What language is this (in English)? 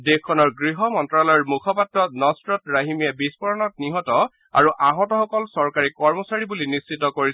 Assamese